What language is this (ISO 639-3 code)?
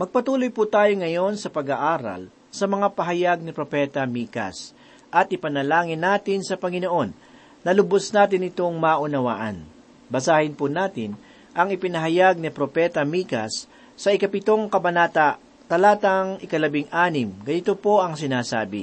fil